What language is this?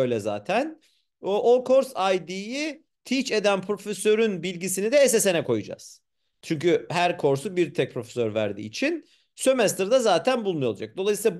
Turkish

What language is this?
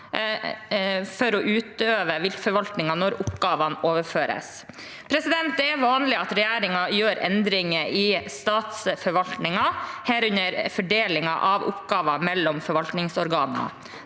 Norwegian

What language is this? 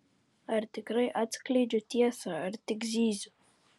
Lithuanian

